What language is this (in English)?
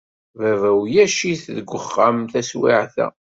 Kabyle